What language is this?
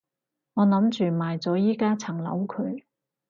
Cantonese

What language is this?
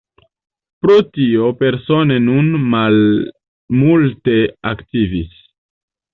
Esperanto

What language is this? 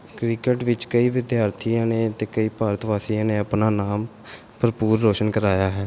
Punjabi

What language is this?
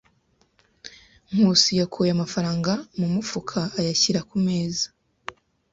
Kinyarwanda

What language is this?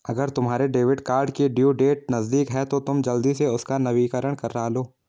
Hindi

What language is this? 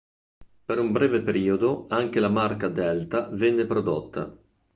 Italian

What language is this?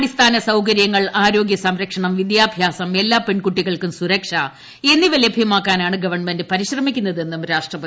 Malayalam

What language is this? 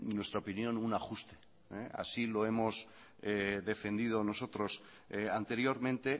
Spanish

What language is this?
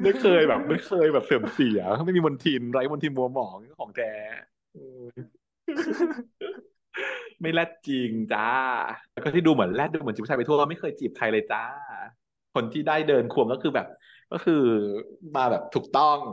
Thai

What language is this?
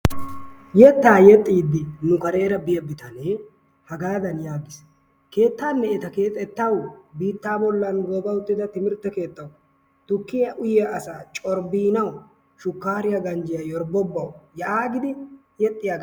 Wolaytta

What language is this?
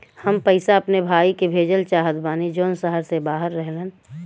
Bhojpuri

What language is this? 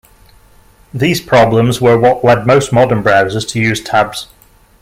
English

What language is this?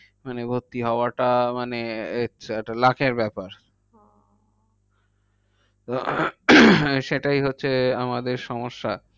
Bangla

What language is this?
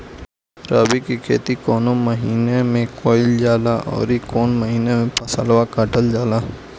Bhojpuri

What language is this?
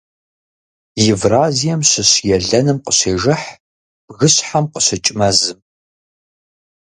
Kabardian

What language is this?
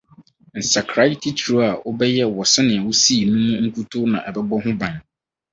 Akan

